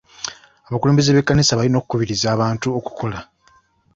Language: Ganda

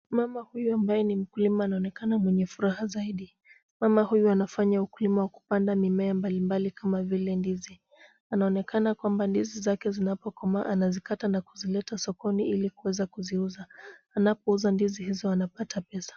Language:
Swahili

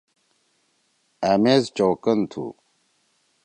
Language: Torwali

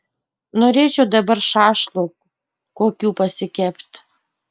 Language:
Lithuanian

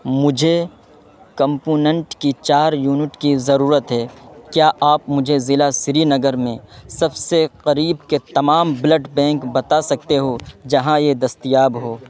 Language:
Urdu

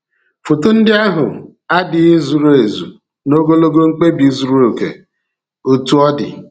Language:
Igbo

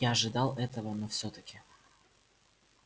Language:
Russian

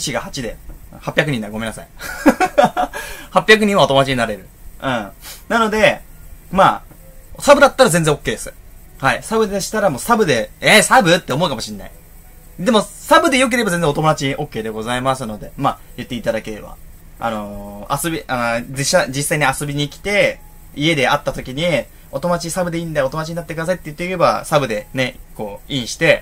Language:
Japanese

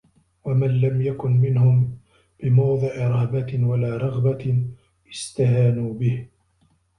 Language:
Arabic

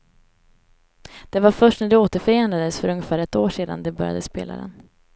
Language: Swedish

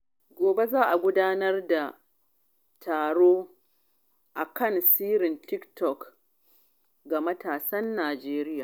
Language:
Hausa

